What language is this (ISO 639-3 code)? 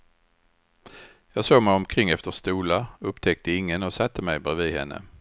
swe